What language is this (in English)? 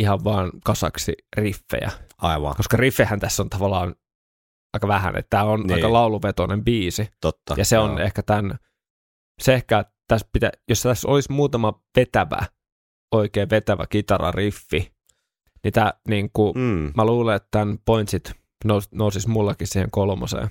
Finnish